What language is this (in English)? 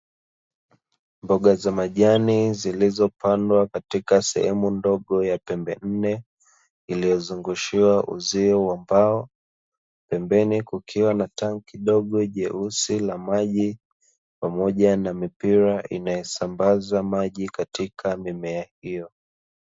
Swahili